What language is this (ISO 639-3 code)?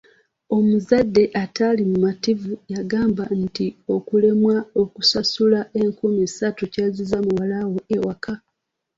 lug